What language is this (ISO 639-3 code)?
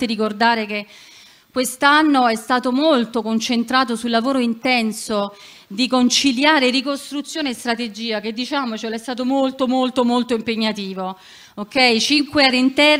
ita